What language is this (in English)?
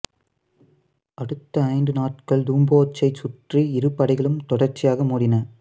Tamil